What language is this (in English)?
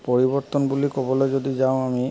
Assamese